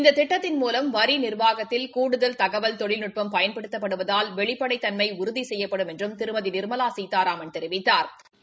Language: Tamil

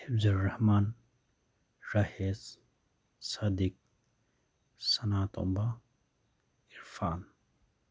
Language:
Manipuri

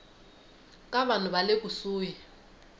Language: Tsonga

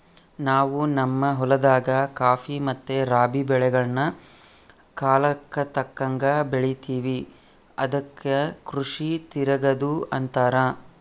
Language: Kannada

